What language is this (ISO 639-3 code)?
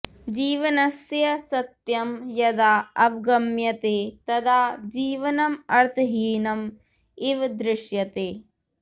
san